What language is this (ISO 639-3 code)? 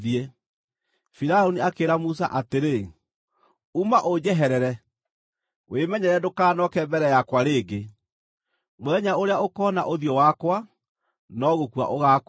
kik